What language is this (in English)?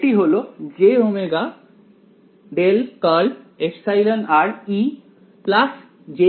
Bangla